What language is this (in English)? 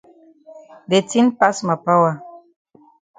Cameroon Pidgin